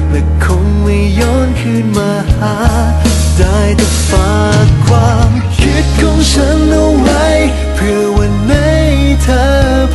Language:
Thai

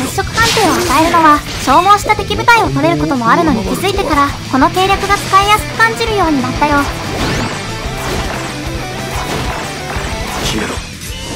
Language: Japanese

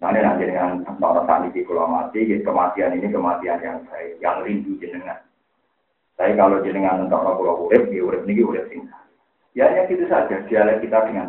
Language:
Indonesian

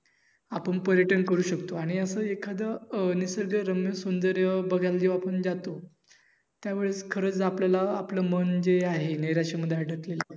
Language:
Marathi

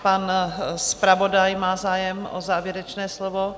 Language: Czech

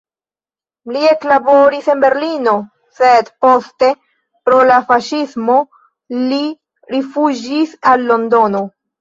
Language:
Esperanto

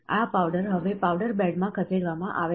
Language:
Gujarati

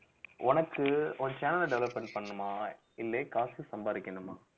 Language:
Tamil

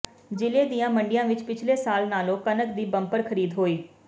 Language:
Punjabi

